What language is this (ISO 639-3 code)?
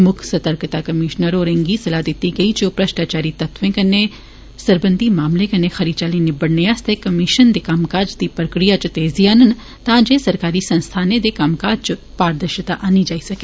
doi